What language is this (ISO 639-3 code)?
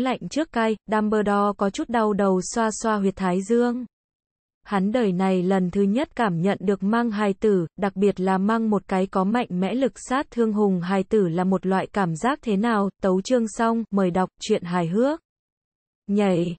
vie